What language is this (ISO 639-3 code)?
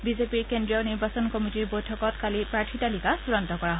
asm